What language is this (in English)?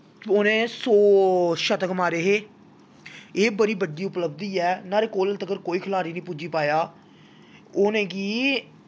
Dogri